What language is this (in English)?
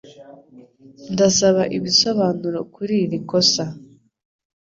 Kinyarwanda